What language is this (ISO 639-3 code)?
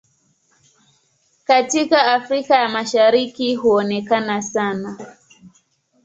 swa